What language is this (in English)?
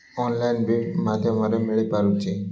Odia